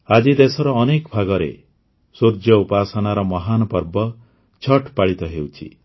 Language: Odia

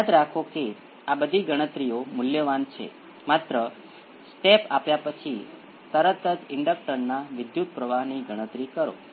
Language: Gujarati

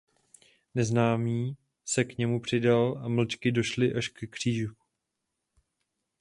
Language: Czech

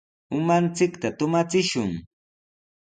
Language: Sihuas Ancash Quechua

